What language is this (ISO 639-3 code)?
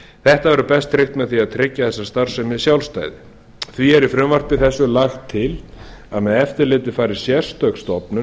isl